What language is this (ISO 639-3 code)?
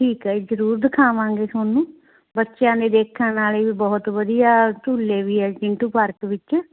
pan